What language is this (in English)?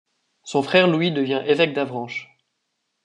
French